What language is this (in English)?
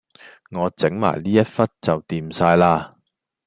Cantonese